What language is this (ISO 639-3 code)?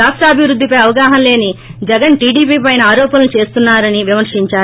tel